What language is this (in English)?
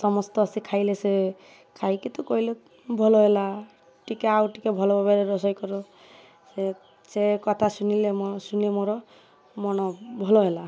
Odia